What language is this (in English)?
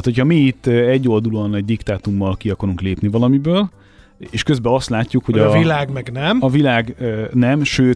Hungarian